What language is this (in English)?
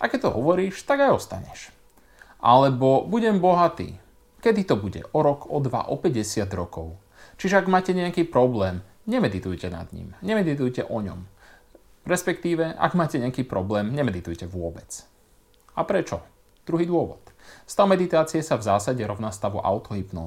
Slovak